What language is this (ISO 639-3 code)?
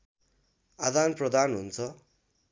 nep